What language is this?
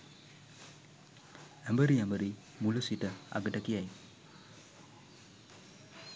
Sinhala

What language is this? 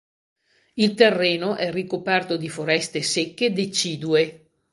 Italian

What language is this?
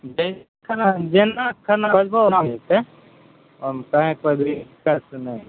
Maithili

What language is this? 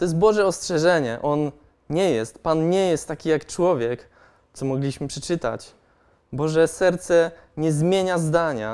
Polish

